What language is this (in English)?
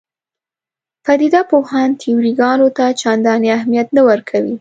Pashto